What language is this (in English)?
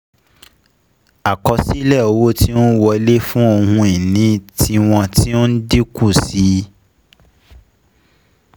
Yoruba